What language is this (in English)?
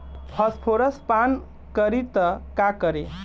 Bhojpuri